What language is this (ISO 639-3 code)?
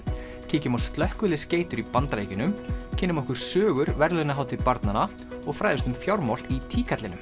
isl